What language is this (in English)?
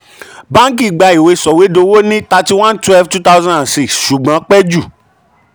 Yoruba